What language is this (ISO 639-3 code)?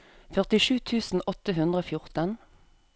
nor